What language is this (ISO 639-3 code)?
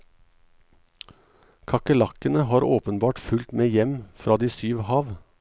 nor